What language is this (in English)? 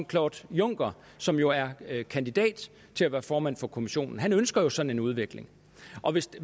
Danish